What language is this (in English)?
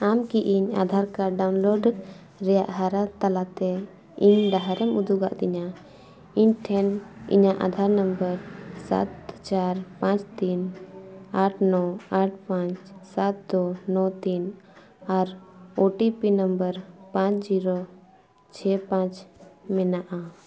Santali